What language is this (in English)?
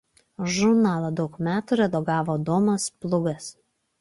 Lithuanian